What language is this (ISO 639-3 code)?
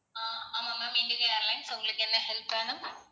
tam